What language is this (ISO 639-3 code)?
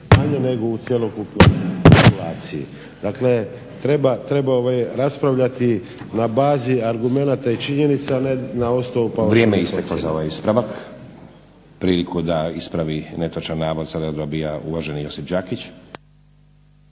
hrv